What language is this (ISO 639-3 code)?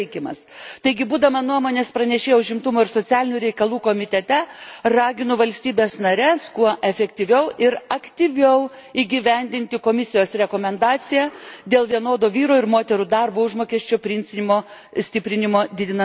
lit